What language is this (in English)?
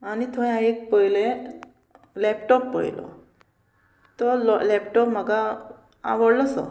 Konkani